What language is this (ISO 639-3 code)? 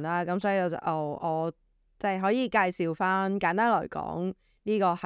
zho